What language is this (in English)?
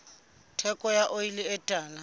Southern Sotho